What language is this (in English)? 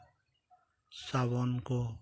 Santali